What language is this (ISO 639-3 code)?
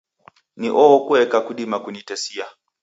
dav